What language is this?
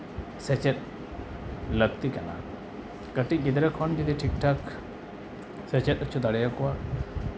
Santali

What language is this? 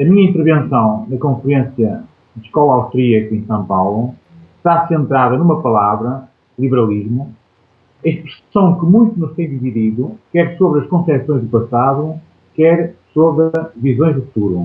Portuguese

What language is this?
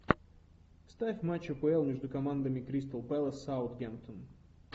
Russian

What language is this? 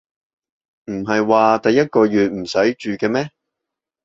Cantonese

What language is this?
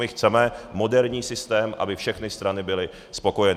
Czech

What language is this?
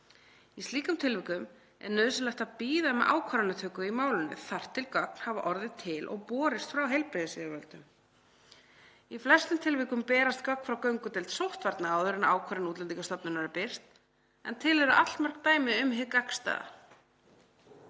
Icelandic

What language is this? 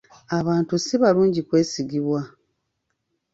Ganda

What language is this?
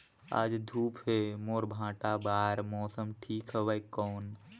Chhattisgarhi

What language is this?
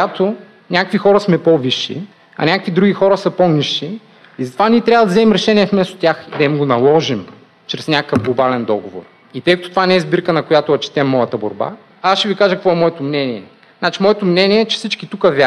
Bulgarian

